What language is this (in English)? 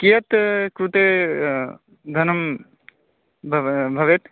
Sanskrit